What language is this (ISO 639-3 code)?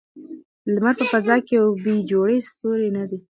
pus